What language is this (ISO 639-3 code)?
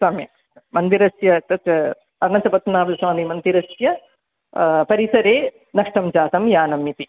san